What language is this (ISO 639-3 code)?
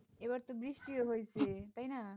ben